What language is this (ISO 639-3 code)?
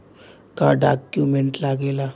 bho